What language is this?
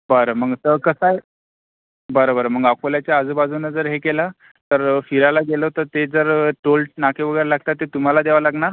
Marathi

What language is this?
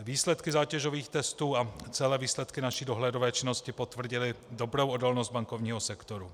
Czech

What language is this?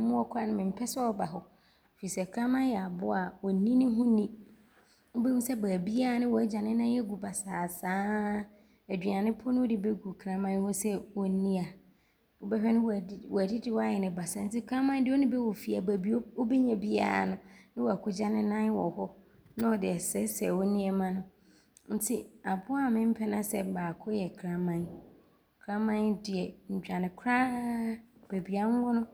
Abron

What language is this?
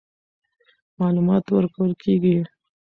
Pashto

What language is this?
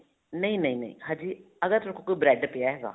Punjabi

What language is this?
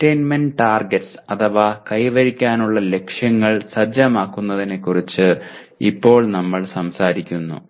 Malayalam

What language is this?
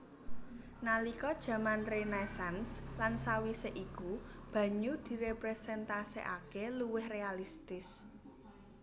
Javanese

